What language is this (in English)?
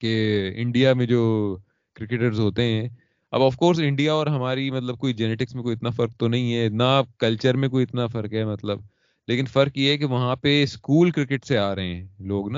Urdu